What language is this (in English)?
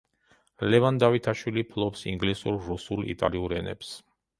Georgian